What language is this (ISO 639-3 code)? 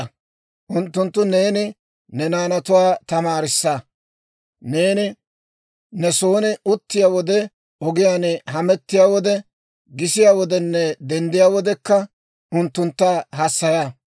dwr